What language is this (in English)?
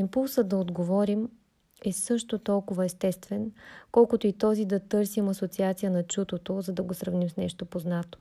Bulgarian